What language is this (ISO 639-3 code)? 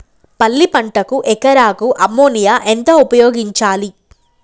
tel